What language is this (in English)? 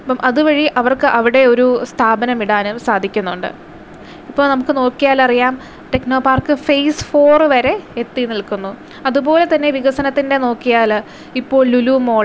Malayalam